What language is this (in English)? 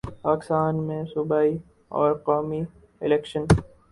Urdu